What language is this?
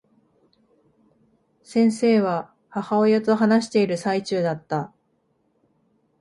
Japanese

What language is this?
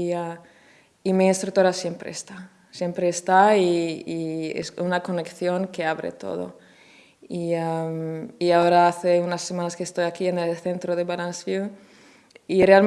Spanish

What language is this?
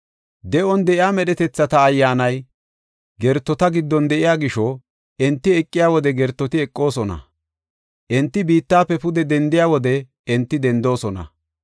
Gofa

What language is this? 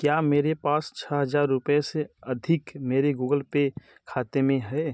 Hindi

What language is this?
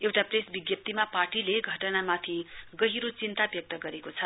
Nepali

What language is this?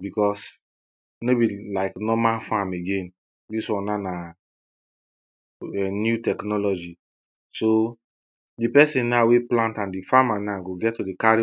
Nigerian Pidgin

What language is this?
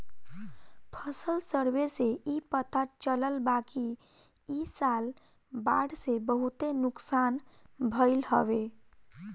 Bhojpuri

